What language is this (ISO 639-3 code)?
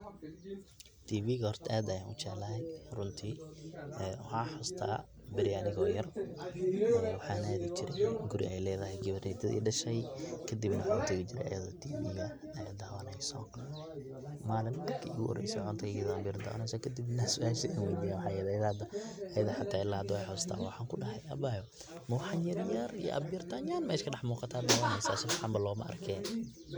som